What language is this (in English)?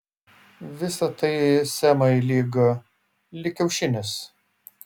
Lithuanian